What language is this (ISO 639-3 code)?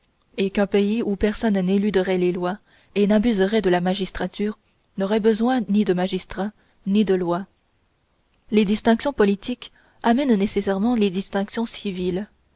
fra